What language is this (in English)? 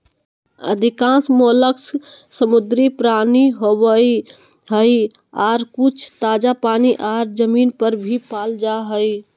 Magahi